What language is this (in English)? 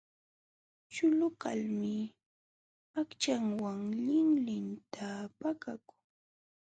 Jauja Wanca Quechua